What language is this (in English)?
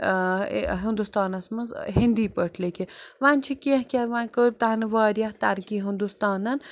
Kashmiri